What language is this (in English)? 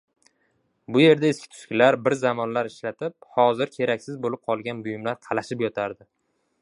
Uzbek